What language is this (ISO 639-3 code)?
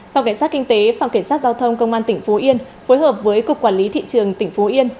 vie